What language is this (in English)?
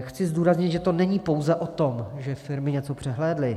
Czech